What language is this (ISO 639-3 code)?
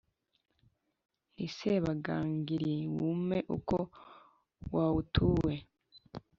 kin